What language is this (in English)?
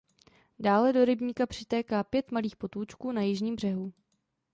Czech